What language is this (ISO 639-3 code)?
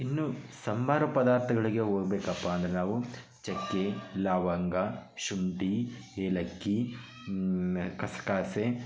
kan